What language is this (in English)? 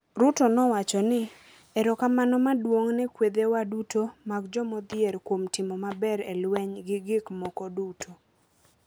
Luo (Kenya and Tanzania)